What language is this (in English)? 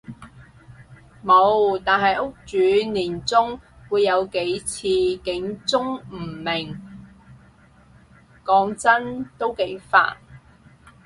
Cantonese